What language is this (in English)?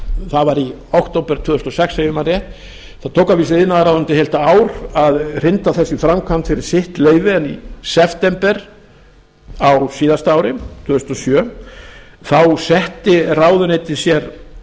Icelandic